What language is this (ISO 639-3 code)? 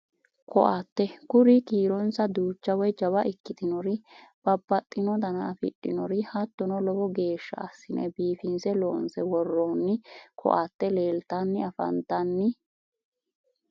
sid